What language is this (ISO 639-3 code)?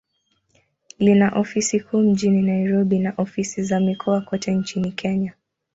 swa